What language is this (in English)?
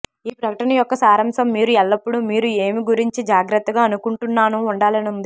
Telugu